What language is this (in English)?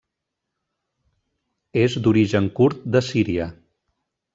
Catalan